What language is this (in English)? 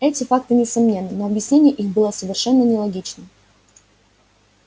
Russian